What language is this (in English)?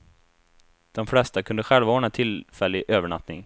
Swedish